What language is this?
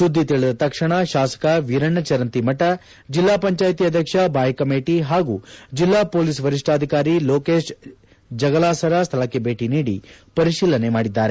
Kannada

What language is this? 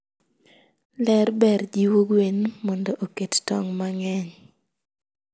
Luo (Kenya and Tanzania)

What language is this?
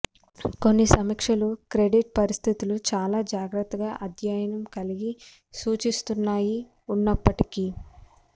Telugu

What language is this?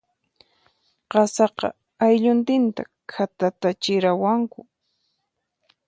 Puno Quechua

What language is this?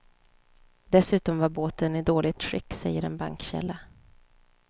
Swedish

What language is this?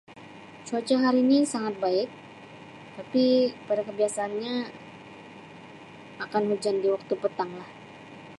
Sabah Malay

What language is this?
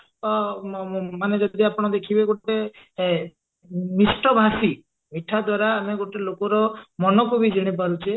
Odia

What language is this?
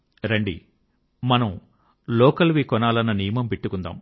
Telugu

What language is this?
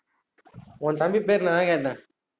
Tamil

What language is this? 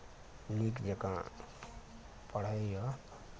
Maithili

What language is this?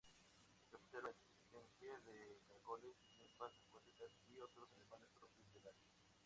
Spanish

